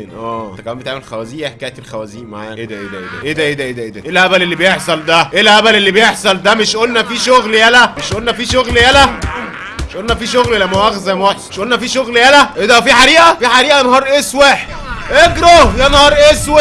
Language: Arabic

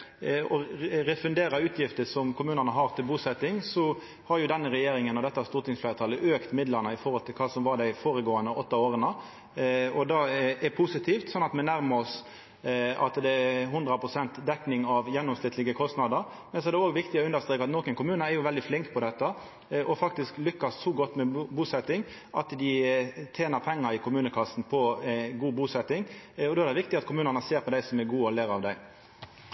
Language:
Norwegian Nynorsk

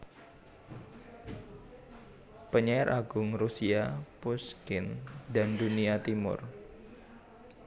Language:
Javanese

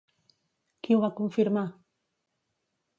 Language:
Catalan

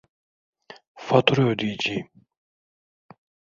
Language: Turkish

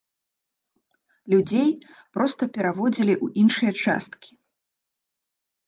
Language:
Belarusian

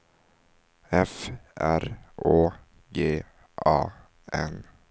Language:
Swedish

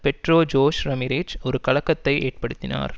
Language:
Tamil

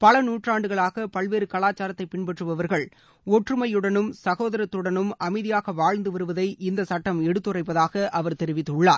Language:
Tamil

